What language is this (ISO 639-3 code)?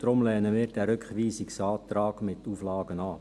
gsw